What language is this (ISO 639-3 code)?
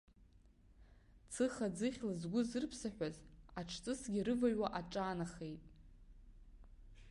abk